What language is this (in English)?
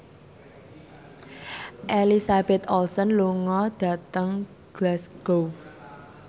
Javanese